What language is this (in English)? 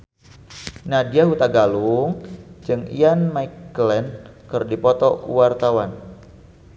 Sundanese